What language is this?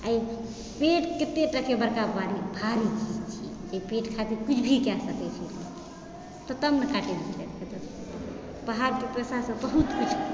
Maithili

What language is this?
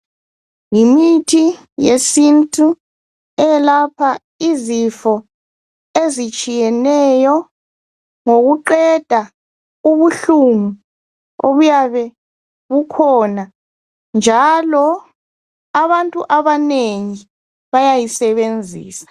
North Ndebele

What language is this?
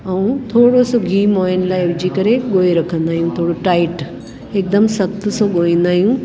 Sindhi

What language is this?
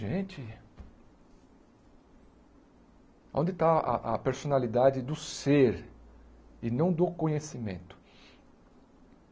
Portuguese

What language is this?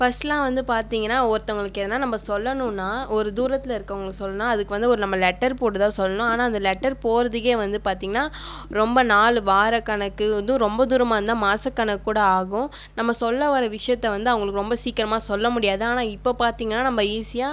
Tamil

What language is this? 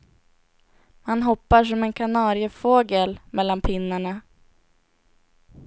Swedish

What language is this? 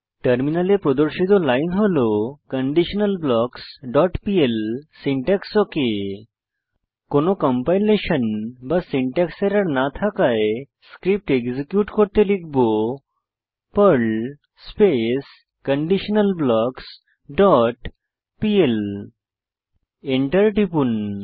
Bangla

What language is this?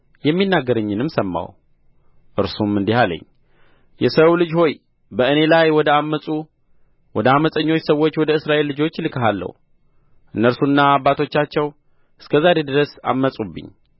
Amharic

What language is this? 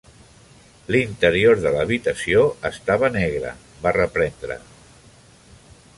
Catalan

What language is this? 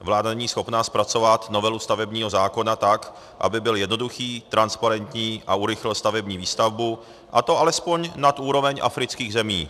Czech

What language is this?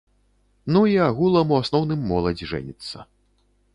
Belarusian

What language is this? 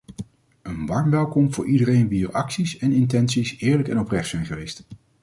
Dutch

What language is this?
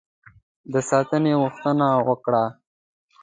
Pashto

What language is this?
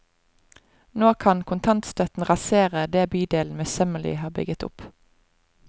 Norwegian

